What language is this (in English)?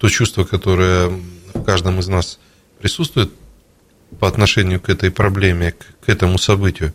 Russian